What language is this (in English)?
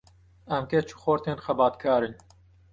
Kurdish